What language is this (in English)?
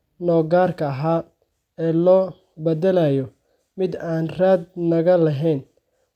Somali